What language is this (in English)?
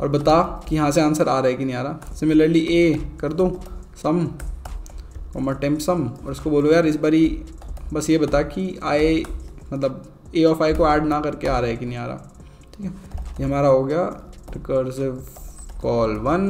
Hindi